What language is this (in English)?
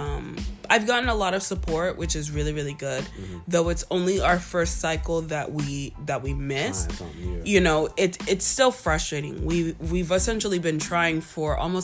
English